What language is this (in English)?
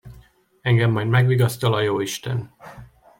Hungarian